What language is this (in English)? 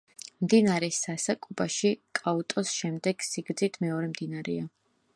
Georgian